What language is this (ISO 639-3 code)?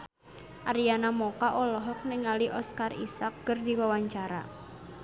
sun